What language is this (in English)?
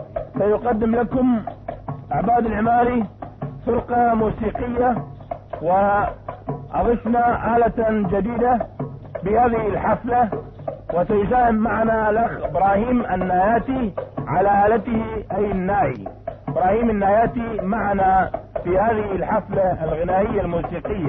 Arabic